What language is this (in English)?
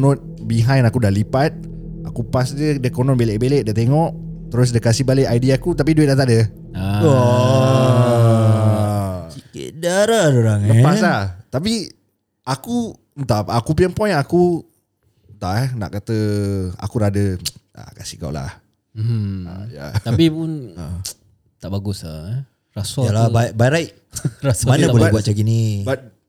Malay